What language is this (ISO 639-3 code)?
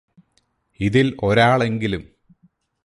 mal